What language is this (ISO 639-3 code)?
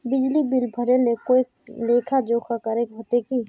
mag